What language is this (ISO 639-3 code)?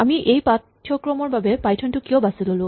asm